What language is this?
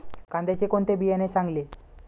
Marathi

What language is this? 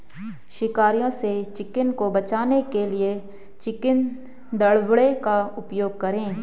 Hindi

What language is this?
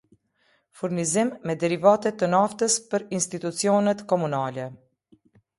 Albanian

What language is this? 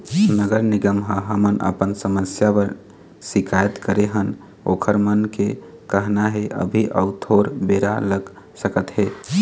Chhattisgarhi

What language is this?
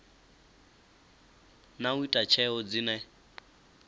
Venda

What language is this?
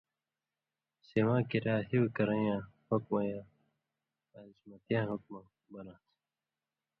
Indus Kohistani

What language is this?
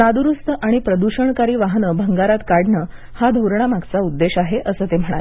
Marathi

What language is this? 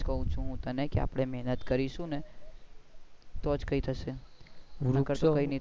Gujarati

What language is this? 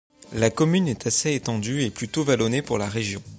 French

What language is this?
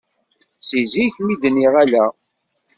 Kabyle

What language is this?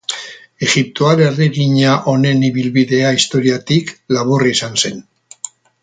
Basque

